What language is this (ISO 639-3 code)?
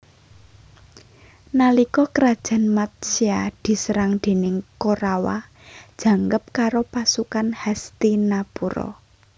jav